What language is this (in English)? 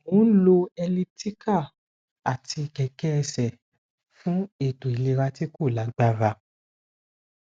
Yoruba